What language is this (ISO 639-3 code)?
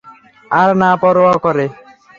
ben